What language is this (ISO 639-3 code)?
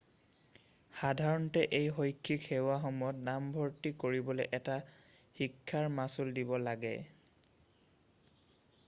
asm